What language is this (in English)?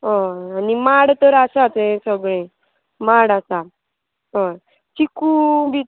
Konkani